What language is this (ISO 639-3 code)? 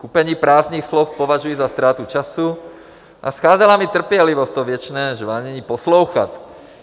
ces